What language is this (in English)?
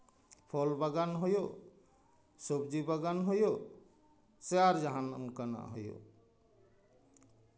Santali